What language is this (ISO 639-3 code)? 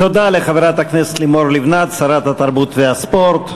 heb